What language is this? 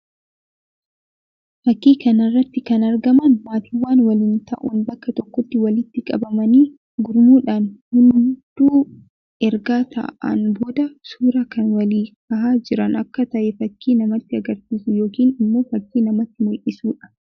Oromo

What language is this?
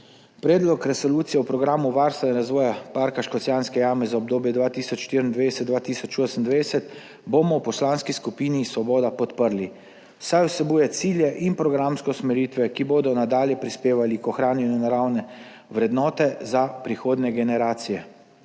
Slovenian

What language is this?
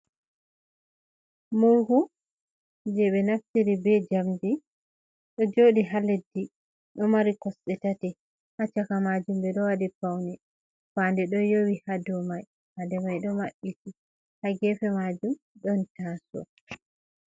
Fula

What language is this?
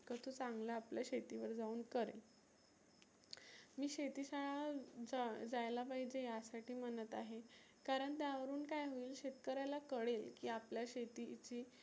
Marathi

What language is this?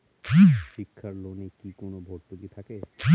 Bangla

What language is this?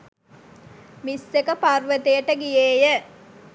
Sinhala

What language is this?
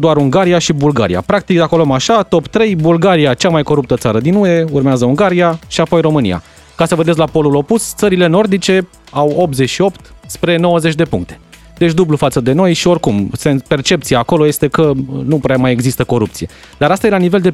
Romanian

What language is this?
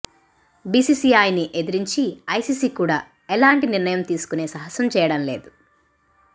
Telugu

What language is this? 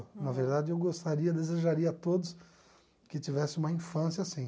Portuguese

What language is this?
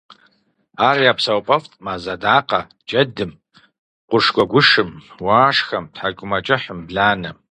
Kabardian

